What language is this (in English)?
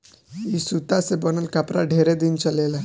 Bhojpuri